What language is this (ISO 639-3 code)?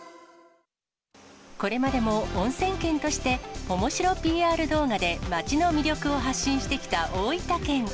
jpn